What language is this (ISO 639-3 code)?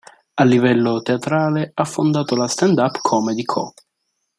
ita